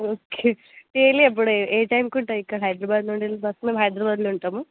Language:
Telugu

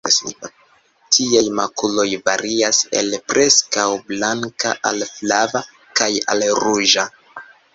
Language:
Esperanto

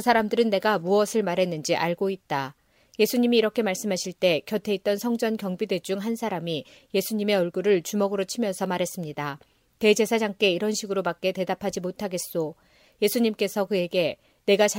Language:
Korean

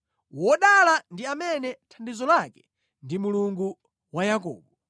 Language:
Nyanja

